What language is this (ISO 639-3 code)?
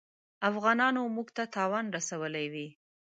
pus